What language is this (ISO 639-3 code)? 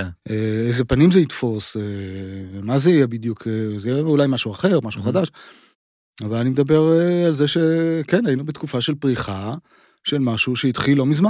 heb